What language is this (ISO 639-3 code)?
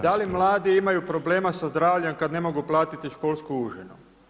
hrv